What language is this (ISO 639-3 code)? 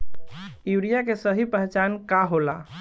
bho